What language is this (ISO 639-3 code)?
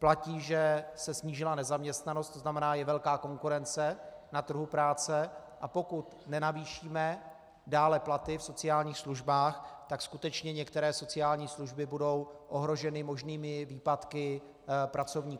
ces